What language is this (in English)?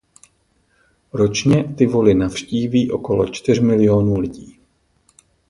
Czech